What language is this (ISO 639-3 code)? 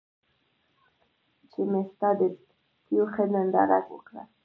pus